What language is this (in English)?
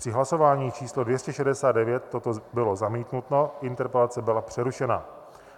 Czech